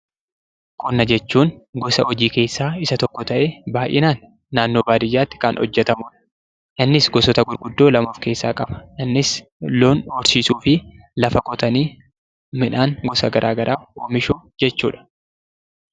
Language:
Oromo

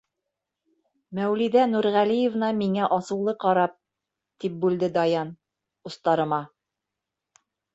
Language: Bashkir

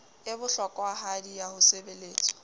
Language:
Southern Sotho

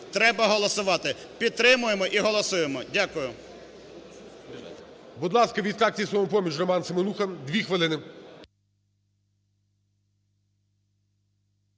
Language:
Ukrainian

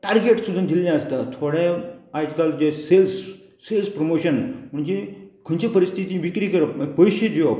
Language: Konkani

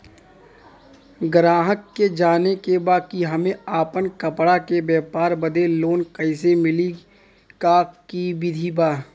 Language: Bhojpuri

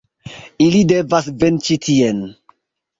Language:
Esperanto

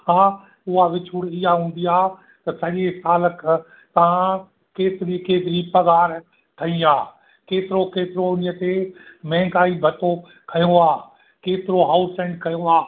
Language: Sindhi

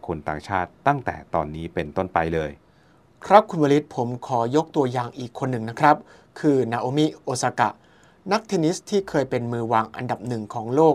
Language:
Thai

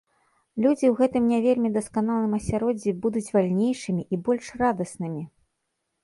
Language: Belarusian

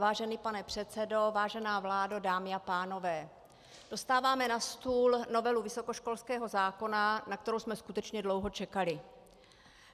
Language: Czech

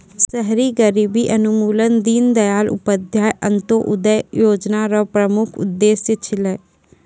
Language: Maithili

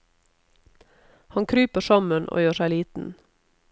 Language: Norwegian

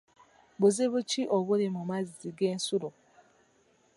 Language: Ganda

